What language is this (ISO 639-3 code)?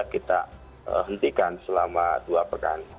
ind